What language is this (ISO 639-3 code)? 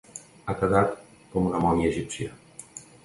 cat